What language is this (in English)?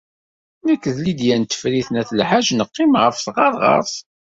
Kabyle